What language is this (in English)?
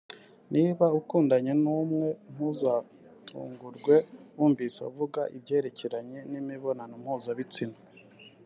Kinyarwanda